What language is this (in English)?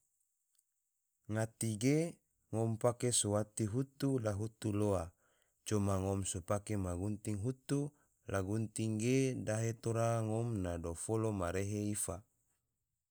Tidore